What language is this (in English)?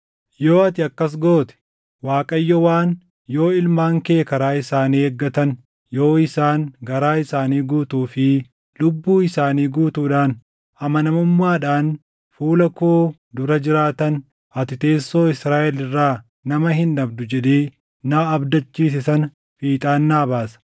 Oromo